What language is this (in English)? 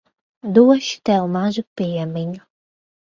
Latvian